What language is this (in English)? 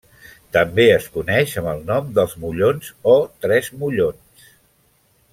Catalan